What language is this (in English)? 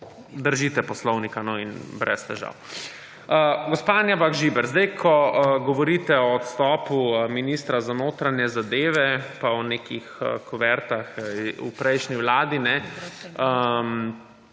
Slovenian